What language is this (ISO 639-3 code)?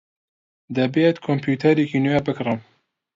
ckb